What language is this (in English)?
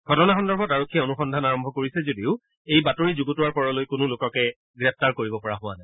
Assamese